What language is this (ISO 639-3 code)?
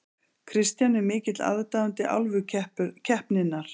isl